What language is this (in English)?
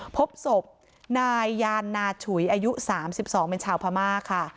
Thai